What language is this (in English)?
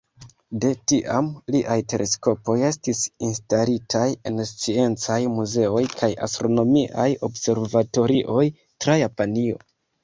Esperanto